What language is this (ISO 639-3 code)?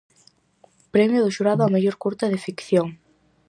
glg